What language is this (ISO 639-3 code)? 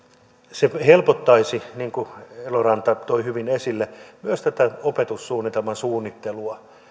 fin